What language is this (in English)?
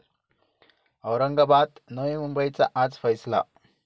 Marathi